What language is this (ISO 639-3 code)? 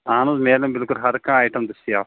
kas